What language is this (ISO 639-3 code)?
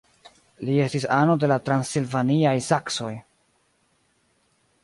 epo